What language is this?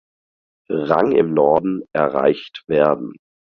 German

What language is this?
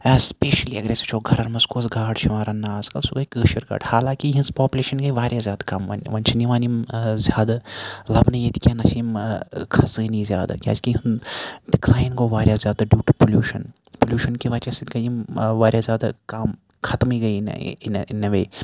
Kashmiri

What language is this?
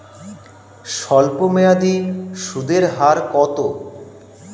Bangla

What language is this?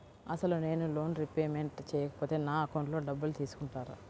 Telugu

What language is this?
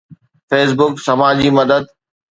Sindhi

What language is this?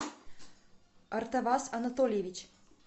Russian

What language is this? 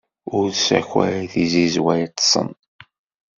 Kabyle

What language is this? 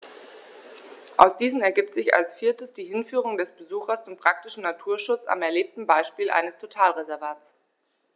German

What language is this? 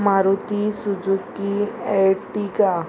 Konkani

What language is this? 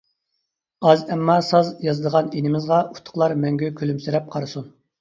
Uyghur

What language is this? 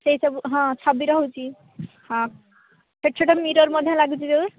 Odia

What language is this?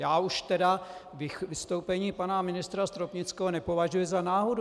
Czech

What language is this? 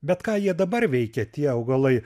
Lithuanian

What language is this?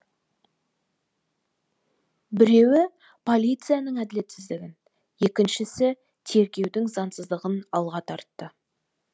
Kazakh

